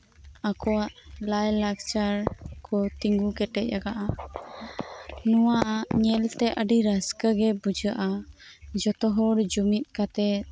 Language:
Santali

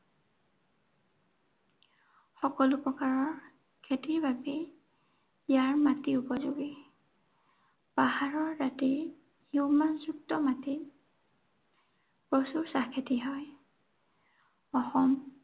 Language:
Assamese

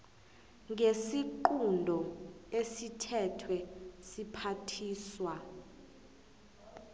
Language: South Ndebele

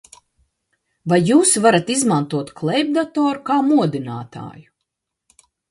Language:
Latvian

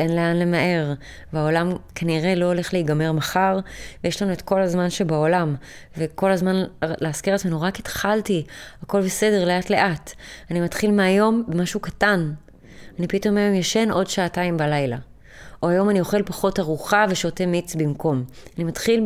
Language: Hebrew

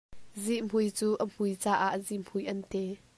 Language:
Hakha Chin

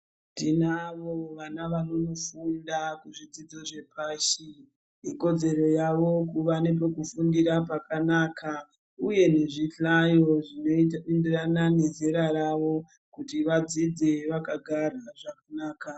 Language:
Ndau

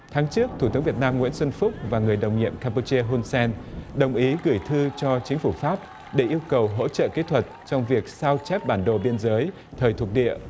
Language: Vietnamese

